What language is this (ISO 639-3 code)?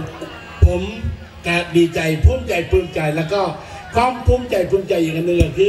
tha